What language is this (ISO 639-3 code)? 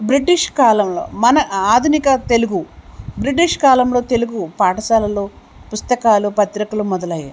tel